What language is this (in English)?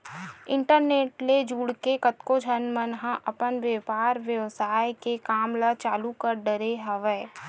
Chhattisgarhi